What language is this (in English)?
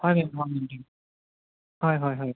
Assamese